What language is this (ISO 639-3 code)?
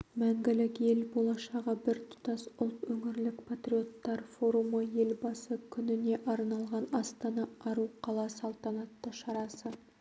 kaz